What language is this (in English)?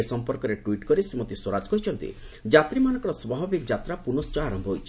Odia